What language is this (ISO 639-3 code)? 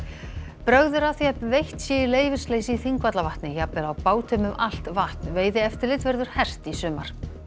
isl